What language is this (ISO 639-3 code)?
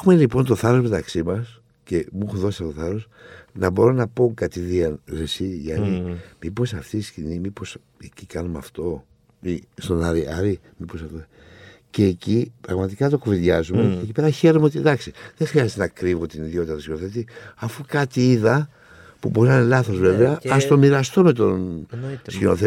ell